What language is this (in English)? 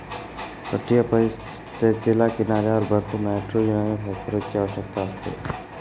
Marathi